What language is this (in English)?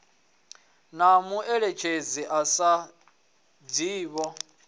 Venda